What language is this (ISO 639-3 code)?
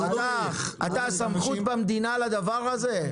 heb